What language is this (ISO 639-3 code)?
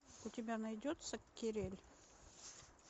rus